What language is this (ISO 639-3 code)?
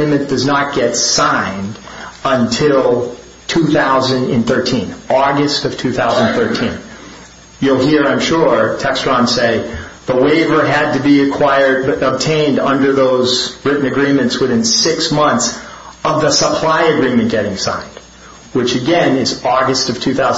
eng